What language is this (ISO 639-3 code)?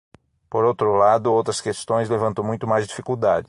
por